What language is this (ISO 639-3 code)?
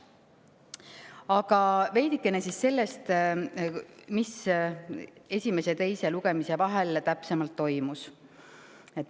est